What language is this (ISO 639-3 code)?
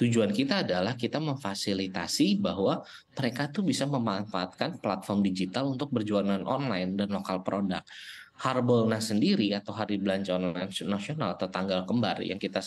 ind